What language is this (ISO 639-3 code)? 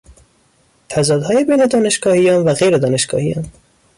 fas